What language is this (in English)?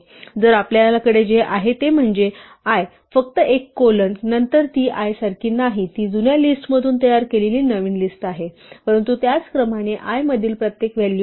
Marathi